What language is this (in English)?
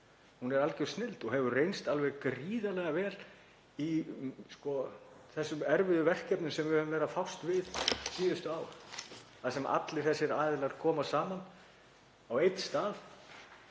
Icelandic